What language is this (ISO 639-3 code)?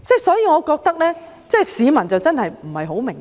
yue